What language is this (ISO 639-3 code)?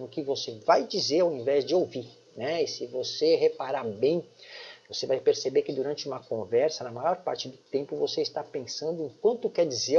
por